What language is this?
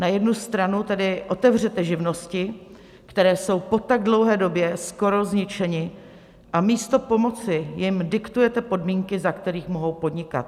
Czech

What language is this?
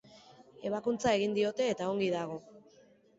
Basque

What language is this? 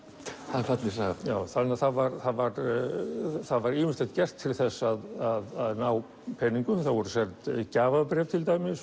Icelandic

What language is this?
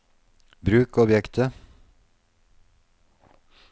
Norwegian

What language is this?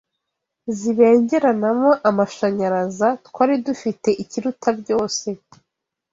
Kinyarwanda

